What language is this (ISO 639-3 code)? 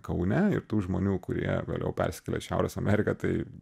lit